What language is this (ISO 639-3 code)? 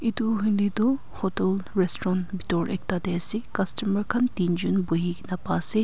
nag